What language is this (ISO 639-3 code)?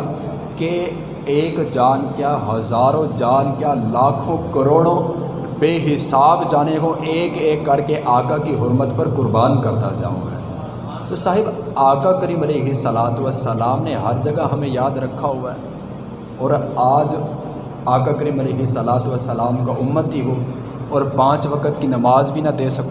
urd